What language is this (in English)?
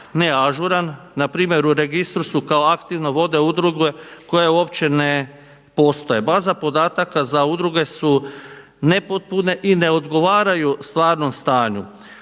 Croatian